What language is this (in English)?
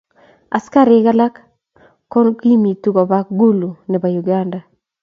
Kalenjin